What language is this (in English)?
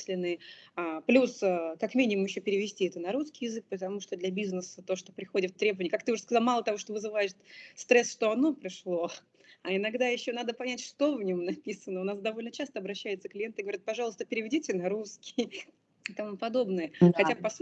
Russian